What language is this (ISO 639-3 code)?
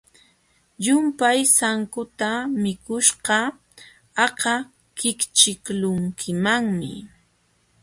qxw